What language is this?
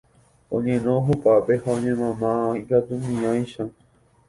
Guarani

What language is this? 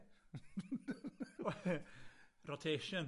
Welsh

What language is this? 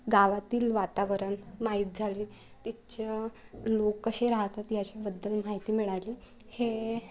Marathi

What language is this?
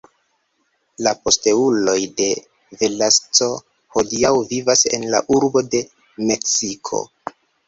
Esperanto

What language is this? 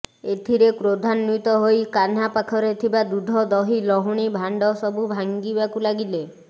Odia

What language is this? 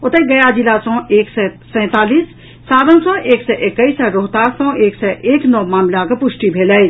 Maithili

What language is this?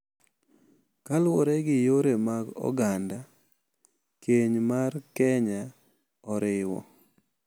Luo (Kenya and Tanzania)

